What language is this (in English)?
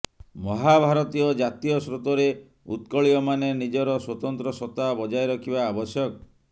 Odia